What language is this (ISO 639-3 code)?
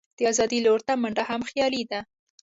pus